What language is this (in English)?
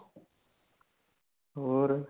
Punjabi